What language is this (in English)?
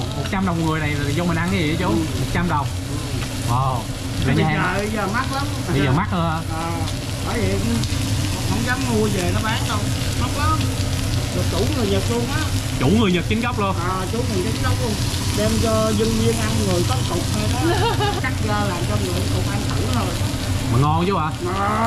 Vietnamese